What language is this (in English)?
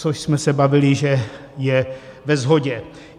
Czech